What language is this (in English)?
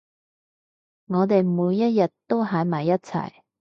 Cantonese